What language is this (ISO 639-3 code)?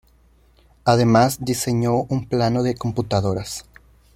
spa